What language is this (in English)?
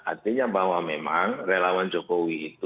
Indonesian